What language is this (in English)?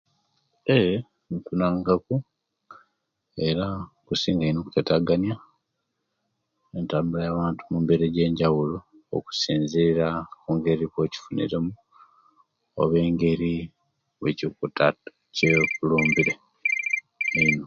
Kenyi